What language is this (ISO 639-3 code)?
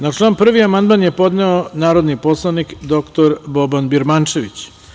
srp